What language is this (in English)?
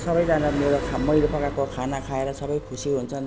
Nepali